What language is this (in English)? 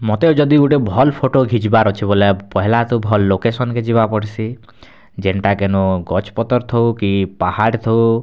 Odia